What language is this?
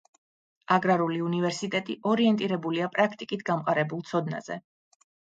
Georgian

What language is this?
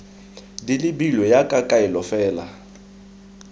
Tswana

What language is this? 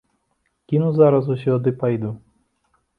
Belarusian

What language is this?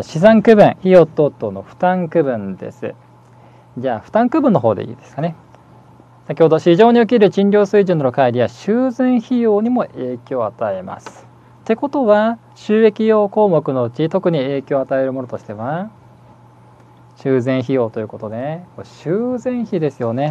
Japanese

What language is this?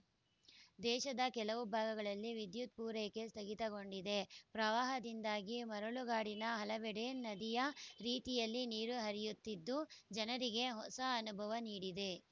Kannada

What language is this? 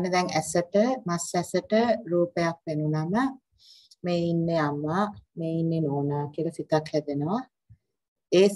Thai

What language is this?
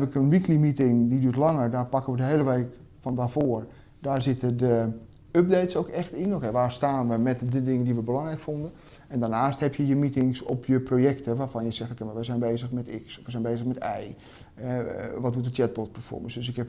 Dutch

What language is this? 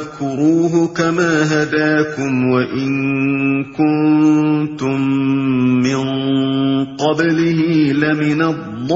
Urdu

